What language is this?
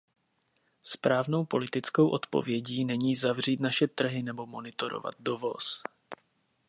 Czech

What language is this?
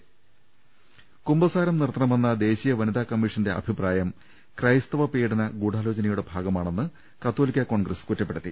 Malayalam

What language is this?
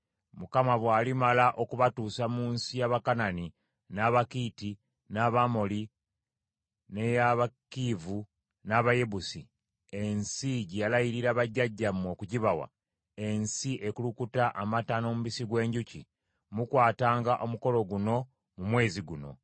Ganda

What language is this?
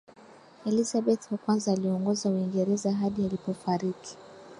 Swahili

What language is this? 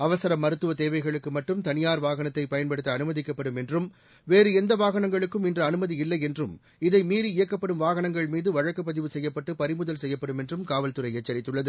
Tamil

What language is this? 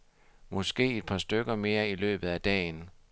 Danish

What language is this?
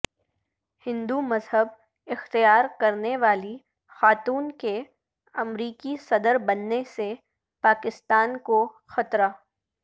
Urdu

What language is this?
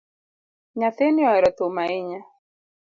Luo (Kenya and Tanzania)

